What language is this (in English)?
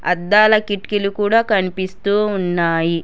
Telugu